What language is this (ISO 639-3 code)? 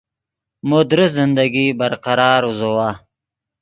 ydg